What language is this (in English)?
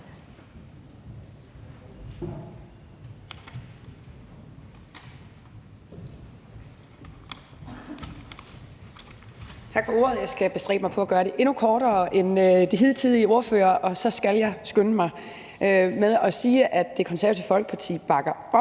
Danish